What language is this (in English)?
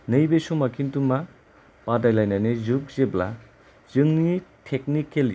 Bodo